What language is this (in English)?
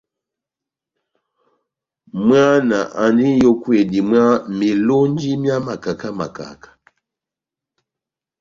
Batanga